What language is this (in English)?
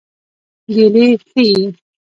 Pashto